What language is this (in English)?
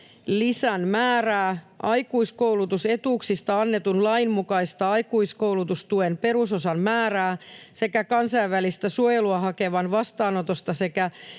Finnish